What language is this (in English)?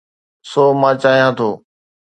Sindhi